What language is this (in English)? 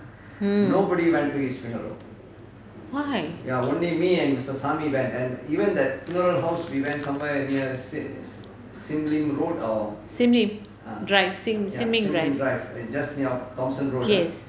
English